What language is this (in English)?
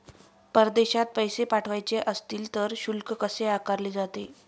Marathi